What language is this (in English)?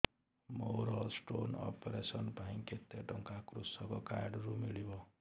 Odia